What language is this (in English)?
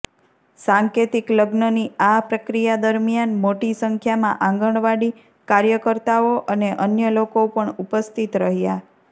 Gujarati